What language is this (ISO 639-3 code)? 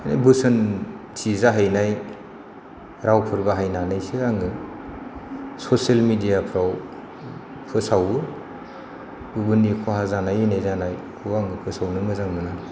brx